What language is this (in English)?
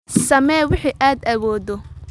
Somali